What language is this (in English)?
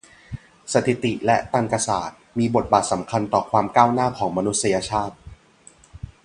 Thai